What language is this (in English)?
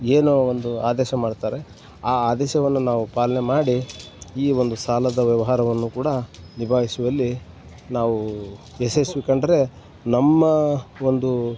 Kannada